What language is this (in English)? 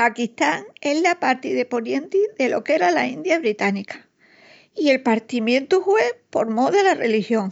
Extremaduran